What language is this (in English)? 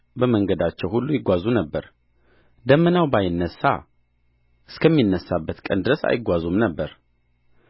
Amharic